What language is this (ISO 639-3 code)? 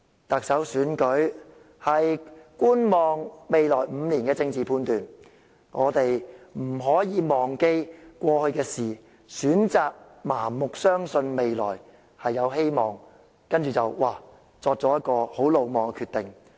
yue